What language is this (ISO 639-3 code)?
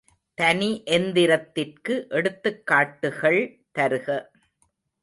tam